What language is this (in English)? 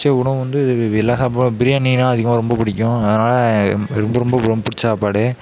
Tamil